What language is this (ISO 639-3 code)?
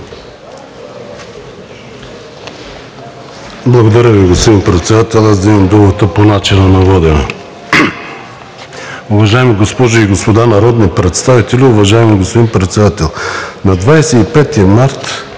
bul